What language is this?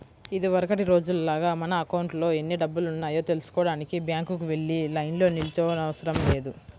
Telugu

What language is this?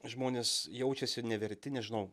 Lithuanian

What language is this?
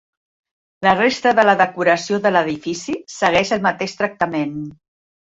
Catalan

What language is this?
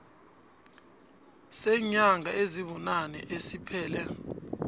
South Ndebele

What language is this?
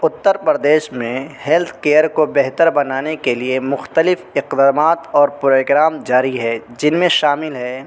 Urdu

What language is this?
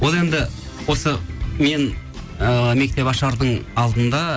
Kazakh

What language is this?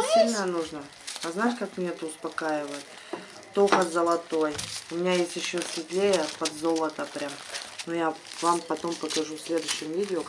Russian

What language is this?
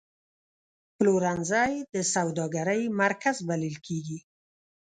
Pashto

